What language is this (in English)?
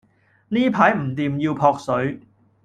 Cantonese